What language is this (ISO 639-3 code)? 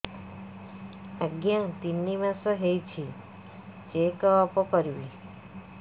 ori